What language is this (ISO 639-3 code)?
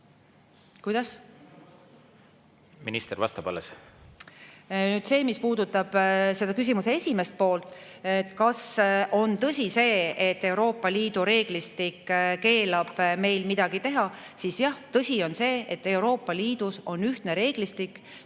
est